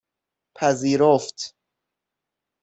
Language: Persian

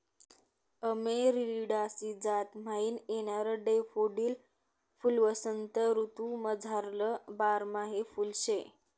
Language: Marathi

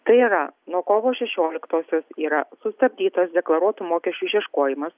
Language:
Lithuanian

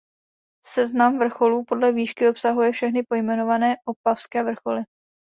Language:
Czech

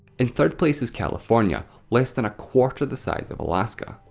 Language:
English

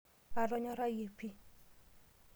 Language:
Masai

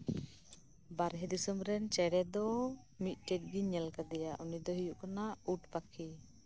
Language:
Santali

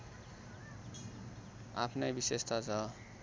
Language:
Nepali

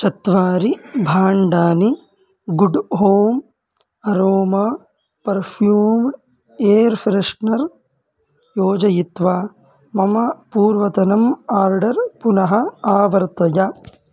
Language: Sanskrit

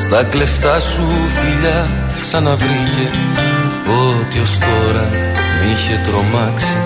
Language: Greek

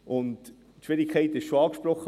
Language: Swiss German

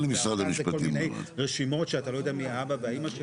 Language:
Hebrew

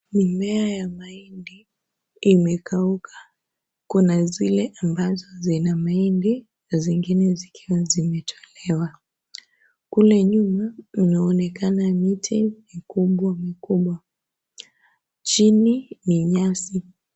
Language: Swahili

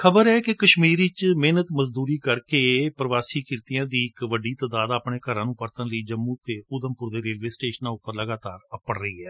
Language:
Punjabi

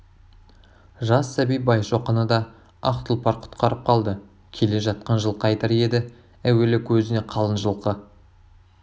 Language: Kazakh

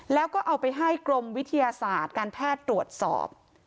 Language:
Thai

